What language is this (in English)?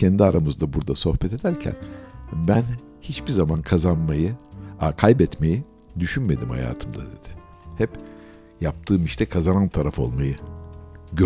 Turkish